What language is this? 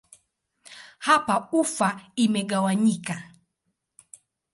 Swahili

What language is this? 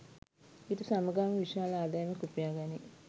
Sinhala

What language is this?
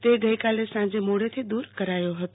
Gujarati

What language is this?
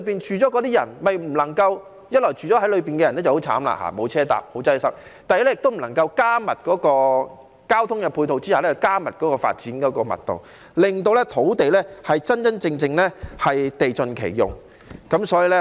Cantonese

